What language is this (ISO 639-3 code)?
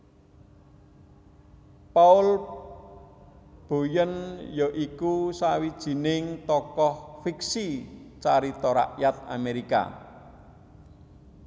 jav